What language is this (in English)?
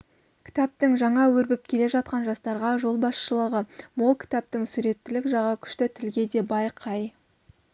Kazakh